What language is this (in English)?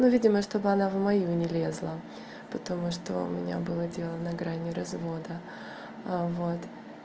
Russian